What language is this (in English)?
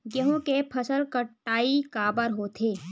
Chhattisgarhi